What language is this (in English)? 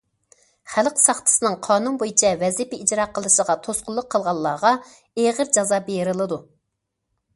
Uyghur